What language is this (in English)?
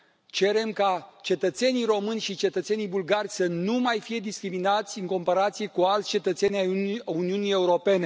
Romanian